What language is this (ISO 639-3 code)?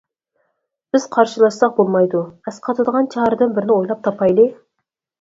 uig